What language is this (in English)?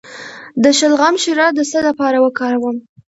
Pashto